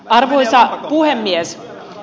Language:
Finnish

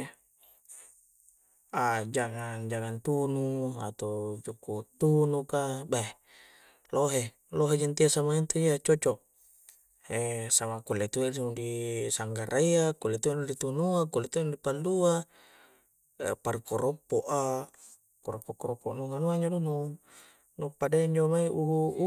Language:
Coastal Konjo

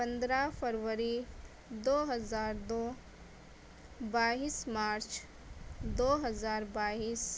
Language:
Urdu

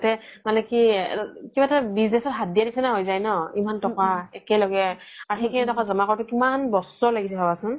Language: Assamese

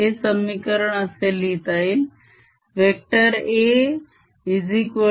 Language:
Marathi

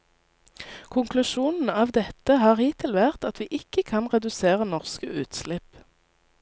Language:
Norwegian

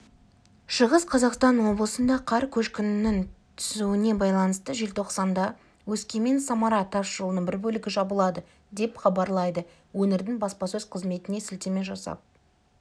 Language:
Kazakh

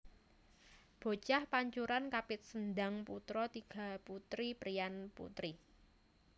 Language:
Javanese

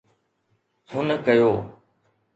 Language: Sindhi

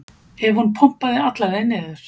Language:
Icelandic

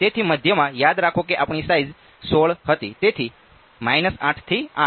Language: Gujarati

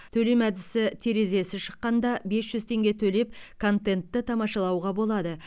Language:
Kazakh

